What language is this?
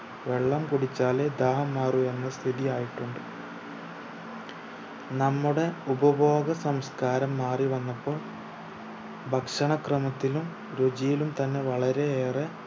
Malayalam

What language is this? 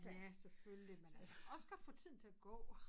Danish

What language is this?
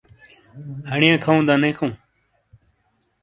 Shina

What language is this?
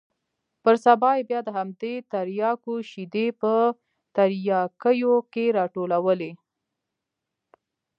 Pashto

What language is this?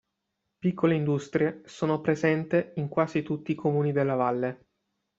Italian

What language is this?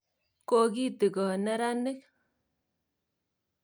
Kalenjin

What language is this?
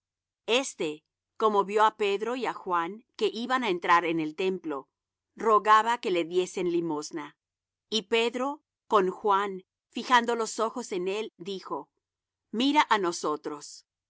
Spanish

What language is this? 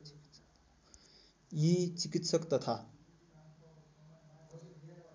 Nepali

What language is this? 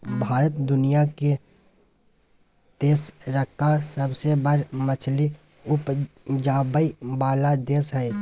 Maithili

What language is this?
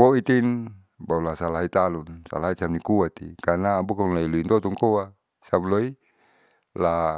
Saleman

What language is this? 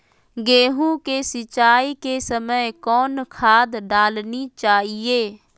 Magahi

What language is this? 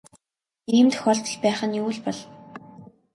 Mongolian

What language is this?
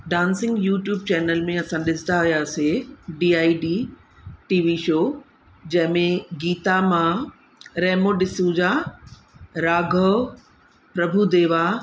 Sindhi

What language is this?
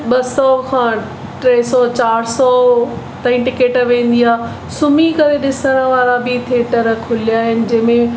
Sindhi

